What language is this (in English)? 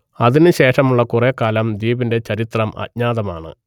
Malayalam